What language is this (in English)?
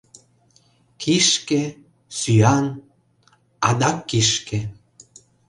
Mari